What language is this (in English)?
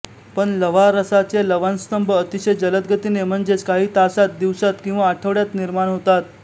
Marathi